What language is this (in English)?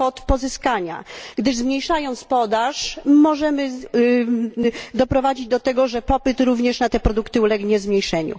Polish